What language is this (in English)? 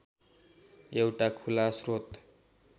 Nepali